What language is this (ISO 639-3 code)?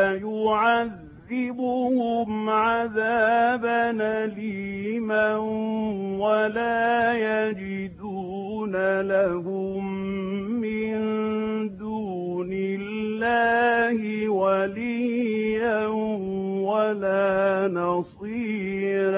ara